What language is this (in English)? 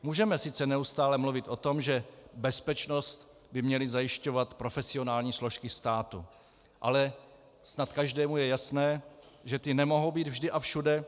Czech